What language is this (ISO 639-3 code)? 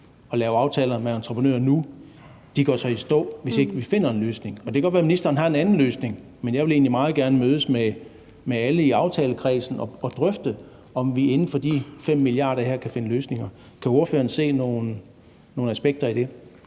dan